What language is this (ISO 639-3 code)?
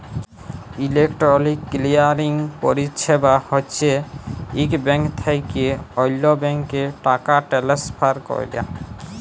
ben